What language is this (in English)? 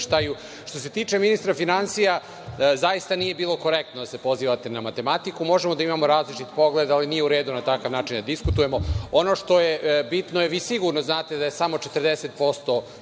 Serbian